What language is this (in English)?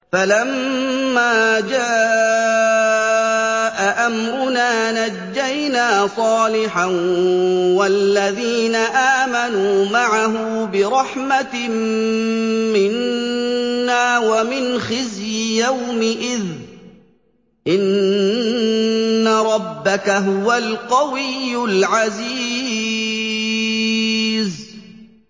Arabic